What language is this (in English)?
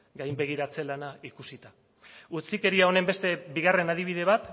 Basque